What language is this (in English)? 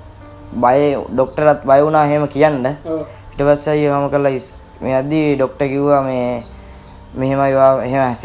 Indonesian